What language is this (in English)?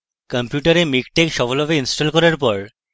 Bangla